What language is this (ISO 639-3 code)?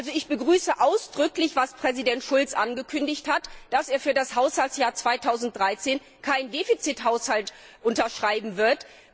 deu